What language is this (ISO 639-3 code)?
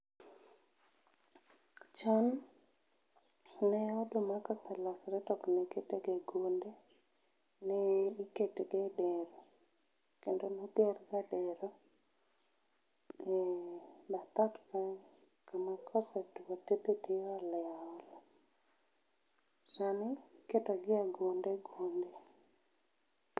luo